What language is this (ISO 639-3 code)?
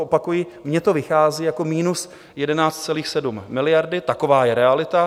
ces